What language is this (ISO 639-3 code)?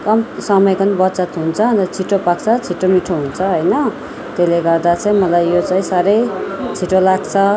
nep